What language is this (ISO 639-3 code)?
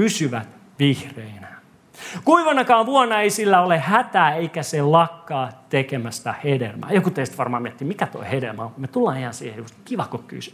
fin